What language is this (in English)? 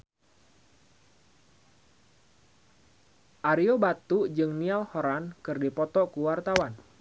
Sundanese